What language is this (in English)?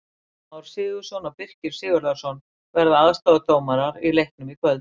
Icelandic